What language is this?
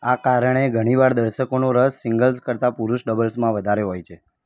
Gujarati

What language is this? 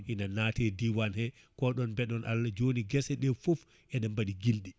Fula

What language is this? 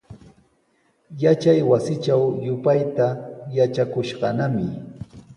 Sihuas Ancash Quechua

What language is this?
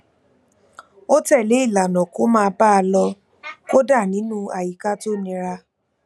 Yoruba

